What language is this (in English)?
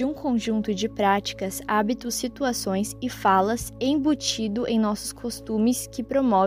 Portuguese